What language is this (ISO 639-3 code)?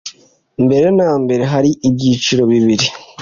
kin